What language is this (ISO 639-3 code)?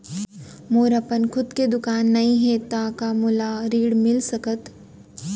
hne